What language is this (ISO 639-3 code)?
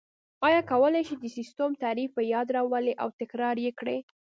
pus